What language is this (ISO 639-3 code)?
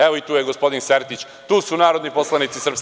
srp